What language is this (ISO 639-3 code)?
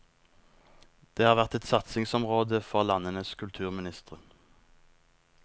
nor